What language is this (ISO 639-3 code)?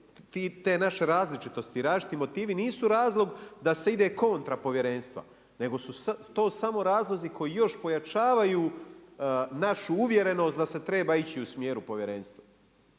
hrv